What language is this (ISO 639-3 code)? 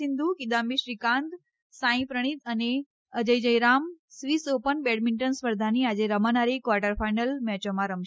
guj